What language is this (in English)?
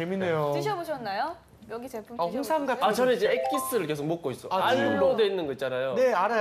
Korean